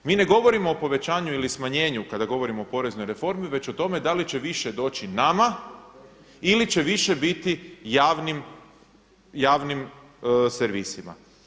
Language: Croatian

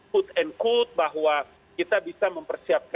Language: Indonesian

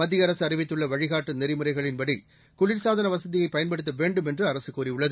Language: Tamil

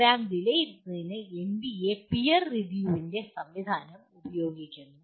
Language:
Malayalam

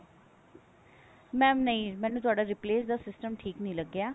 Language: Punjabi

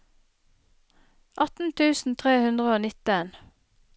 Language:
Norwegian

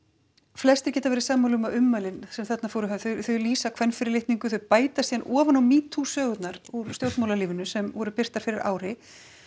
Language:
Icelandic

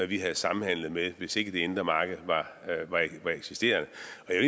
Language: Danish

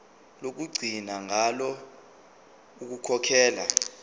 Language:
Zulu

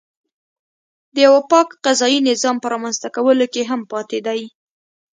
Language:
Pashto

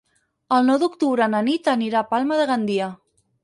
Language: Catalan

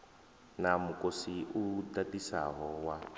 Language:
Venda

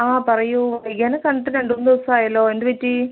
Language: Malayalam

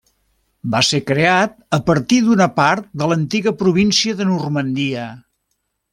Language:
Catalan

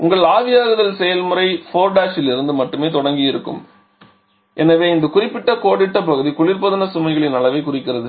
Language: Tamil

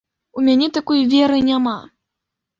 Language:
Belarusian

